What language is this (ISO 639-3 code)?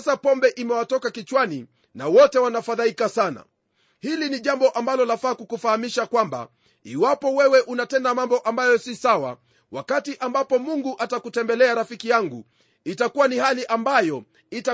swa